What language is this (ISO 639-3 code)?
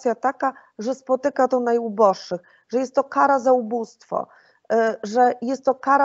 pol